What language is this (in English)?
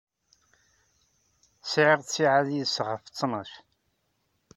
Kabyle